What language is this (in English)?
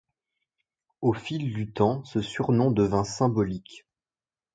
French